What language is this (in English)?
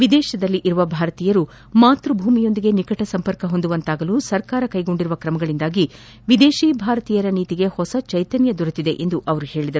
Kannada